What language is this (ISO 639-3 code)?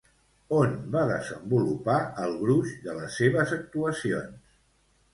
cat